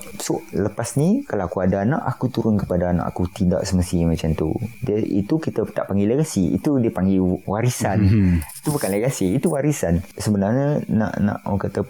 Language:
Malay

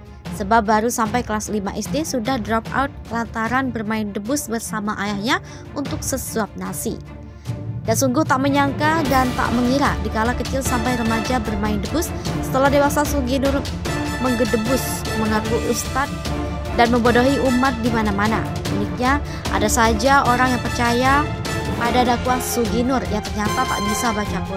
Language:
Indonesian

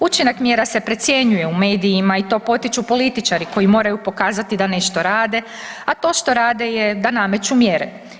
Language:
Croatian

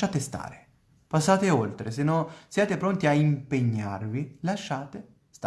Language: Italian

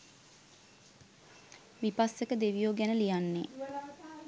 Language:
Sinhala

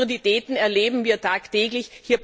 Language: German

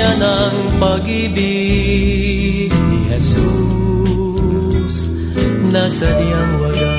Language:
Filipino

